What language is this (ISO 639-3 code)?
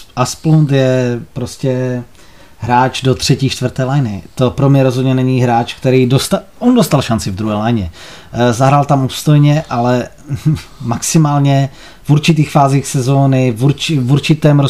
ces